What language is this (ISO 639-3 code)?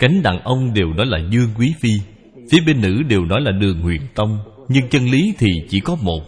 vie